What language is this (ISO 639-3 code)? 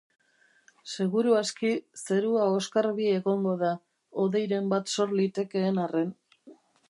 eus